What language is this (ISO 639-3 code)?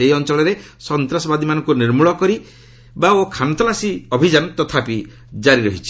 ori